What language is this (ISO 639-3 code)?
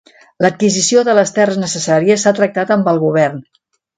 cat